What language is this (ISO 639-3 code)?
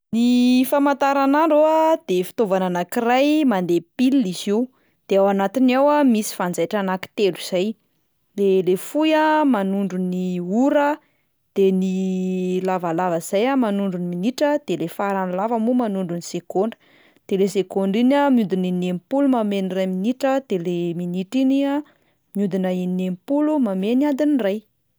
mlg